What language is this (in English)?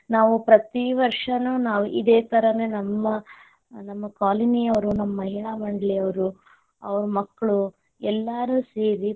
Kannada